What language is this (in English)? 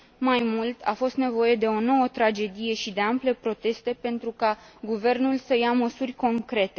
Romanian